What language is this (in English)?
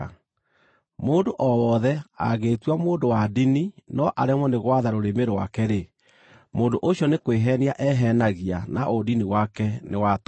Kikuyu